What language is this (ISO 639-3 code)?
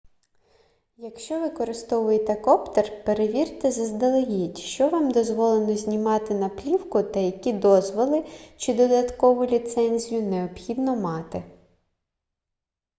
ukr